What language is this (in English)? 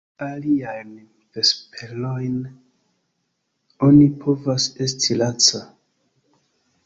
Esperanto